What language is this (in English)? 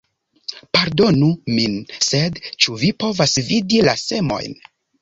Esperanto